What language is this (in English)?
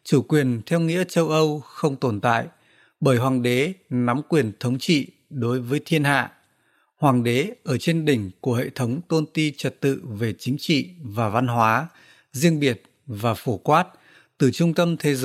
Vietnamese